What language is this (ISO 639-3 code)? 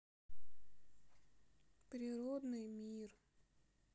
rus